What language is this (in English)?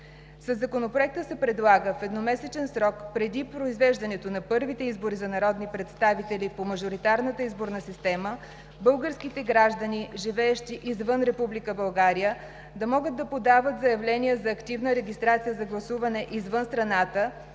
Bulgarian